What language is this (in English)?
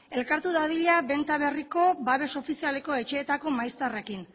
Basque